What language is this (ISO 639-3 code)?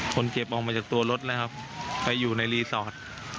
tha